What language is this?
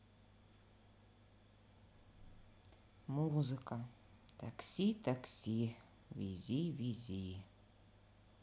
Russian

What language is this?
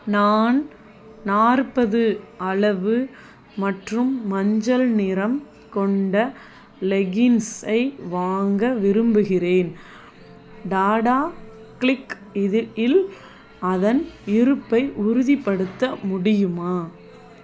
Tamil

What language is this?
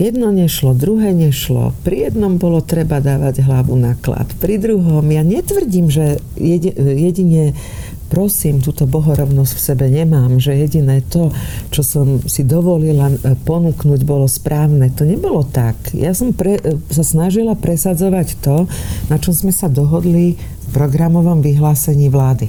Slovak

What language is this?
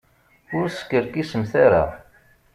Kabyle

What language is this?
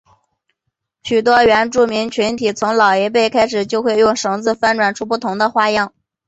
Chinese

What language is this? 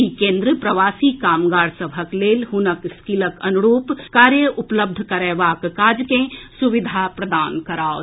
Maithili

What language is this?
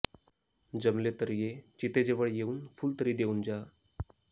Marathi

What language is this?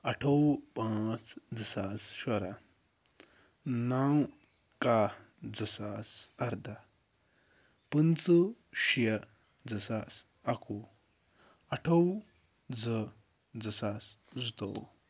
Kashmiri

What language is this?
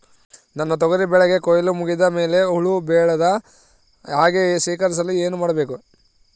Kannada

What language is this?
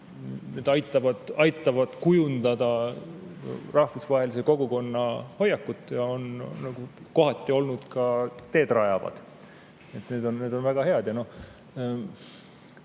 Estonian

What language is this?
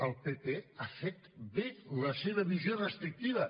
Catalan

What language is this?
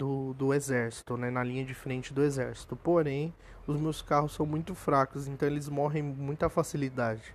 Portuguese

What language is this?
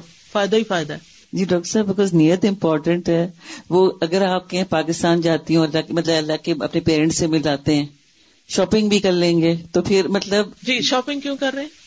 Urdu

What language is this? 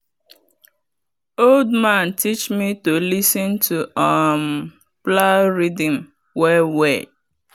Nigerian Pidgin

